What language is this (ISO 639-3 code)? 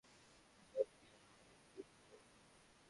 ben